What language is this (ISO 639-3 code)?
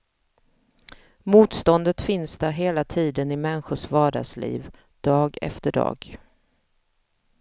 swe